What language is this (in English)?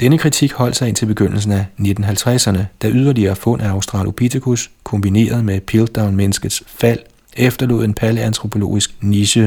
Danish